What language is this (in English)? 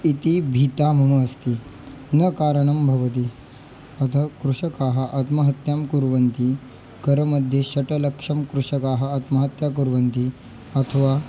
Sanskrit